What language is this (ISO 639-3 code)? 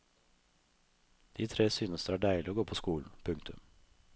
nor